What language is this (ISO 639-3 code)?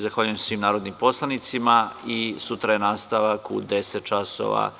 srp